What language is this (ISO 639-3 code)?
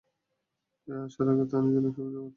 ben